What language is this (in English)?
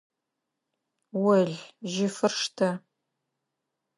Adyghe